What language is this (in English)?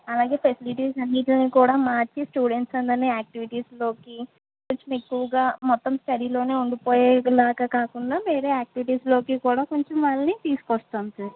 Telugu